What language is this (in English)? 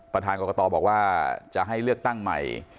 Thai